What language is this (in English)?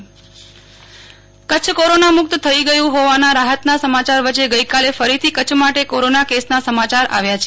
Gujarati